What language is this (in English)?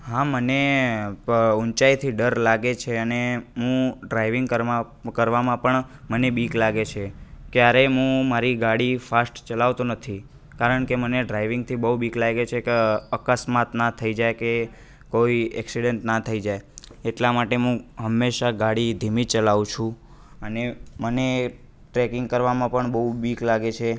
Gujarati